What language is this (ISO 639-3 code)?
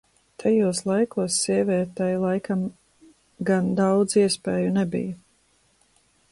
lav